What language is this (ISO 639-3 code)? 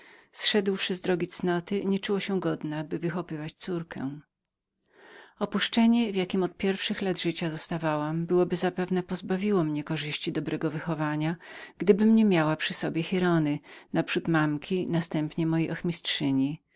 pol